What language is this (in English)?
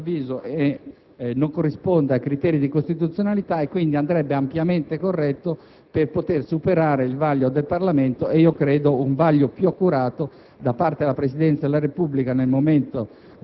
Italian